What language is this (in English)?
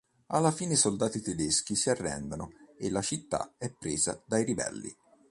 Italian